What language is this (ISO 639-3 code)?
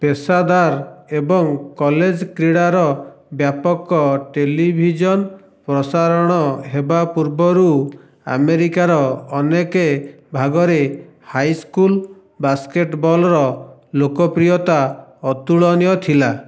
ori